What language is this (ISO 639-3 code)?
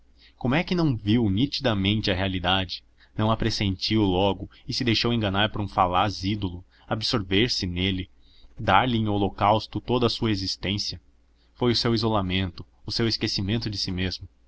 por